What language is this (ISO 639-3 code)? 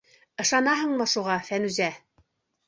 bak